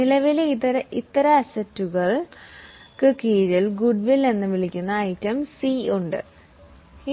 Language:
Malayalam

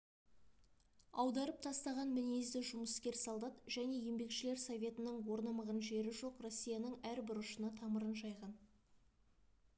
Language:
Kazakh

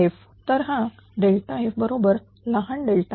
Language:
Marathi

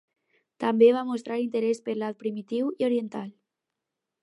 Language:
Catalan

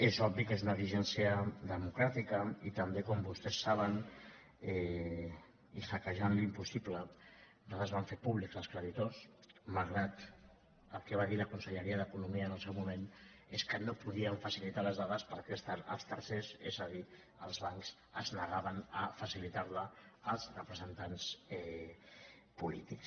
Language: Catalan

